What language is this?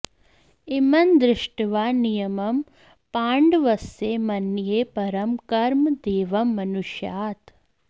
Sanskrit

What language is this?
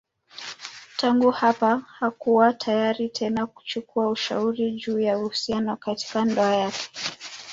Swahili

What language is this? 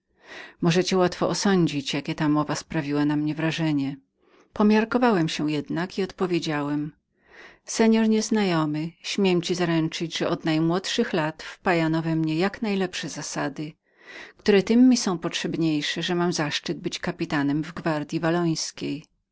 Polish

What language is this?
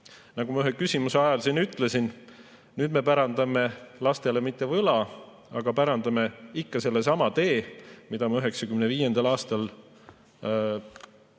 Estonian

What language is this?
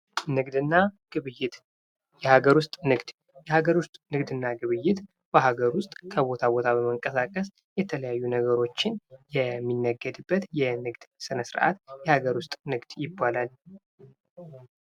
Amharic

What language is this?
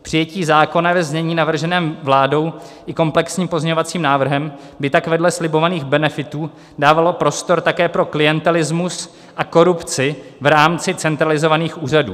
Czech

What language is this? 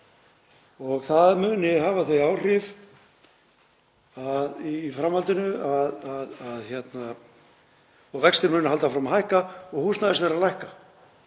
Icelandic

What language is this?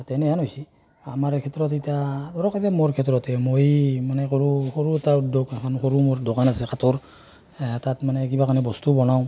Assamese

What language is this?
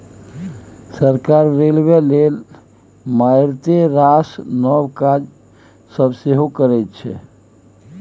Maithili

